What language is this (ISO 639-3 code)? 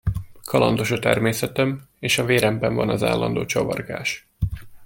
hun